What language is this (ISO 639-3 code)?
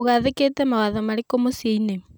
kik